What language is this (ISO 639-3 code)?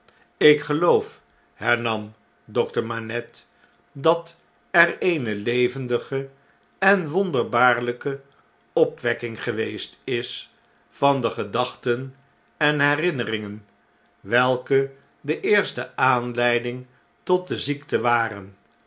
nld